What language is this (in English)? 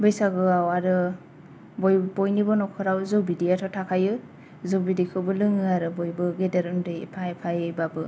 Bodo